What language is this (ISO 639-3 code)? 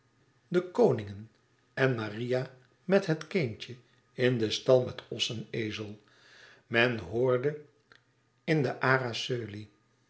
nld